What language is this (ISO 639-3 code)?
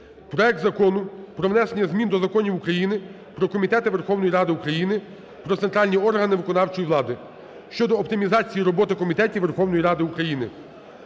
ukr